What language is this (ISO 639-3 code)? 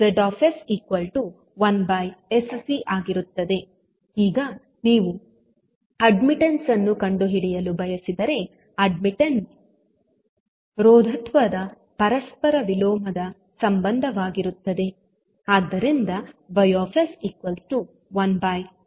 kan